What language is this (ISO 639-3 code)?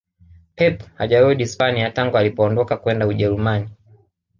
swa